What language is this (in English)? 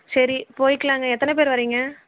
Tamil